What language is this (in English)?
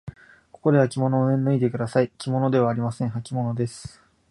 Japanese